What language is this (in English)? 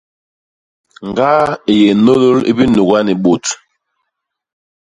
Basaa